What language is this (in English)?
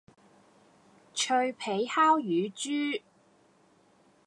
Cantonese